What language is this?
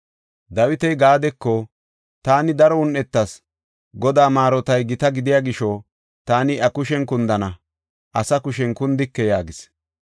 Gofa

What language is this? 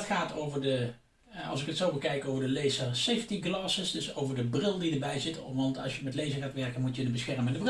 Dutch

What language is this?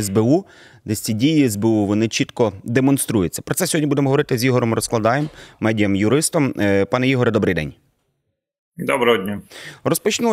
Ukrainian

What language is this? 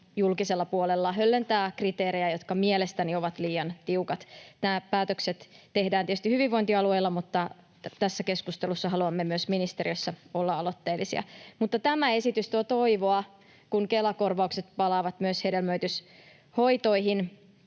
Finnish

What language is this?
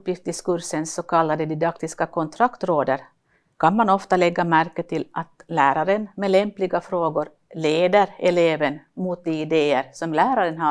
Swedish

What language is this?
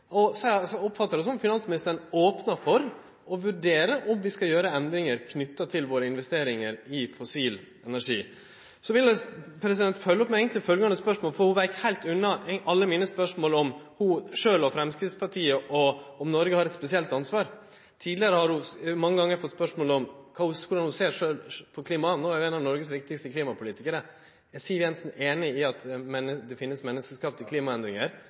Norwegian Nynorsk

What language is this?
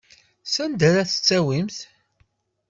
Kabyle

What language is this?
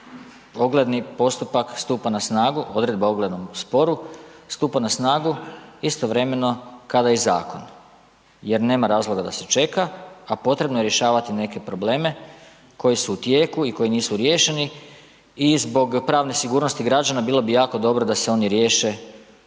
Croatian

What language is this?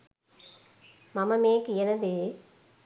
Sinhala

